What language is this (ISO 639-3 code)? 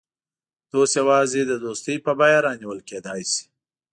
pus